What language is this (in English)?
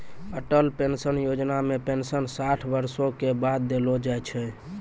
Maithili